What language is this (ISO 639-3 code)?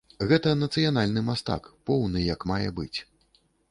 bel